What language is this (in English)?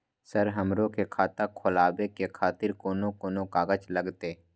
Maithili